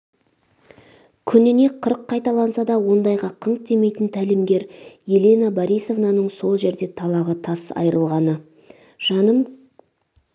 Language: Kazakh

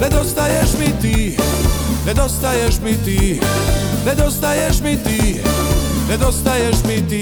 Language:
Croatian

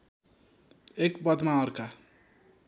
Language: Nepali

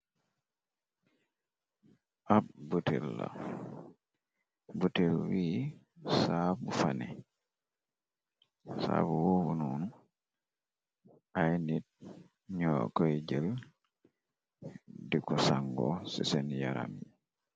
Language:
Wolof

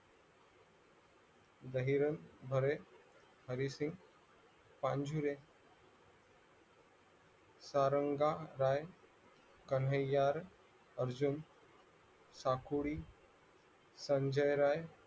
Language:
Marathi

